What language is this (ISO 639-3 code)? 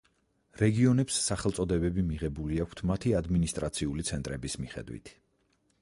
kat